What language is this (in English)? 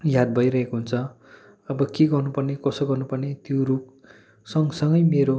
Nepali